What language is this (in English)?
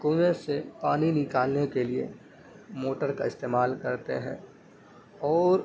Urdu